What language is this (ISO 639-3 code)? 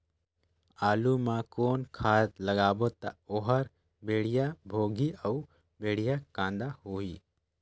hne